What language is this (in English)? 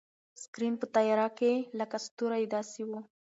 Pashto